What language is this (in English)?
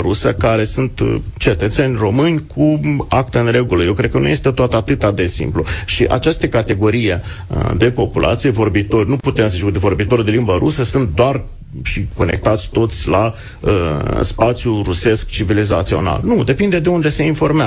Romanian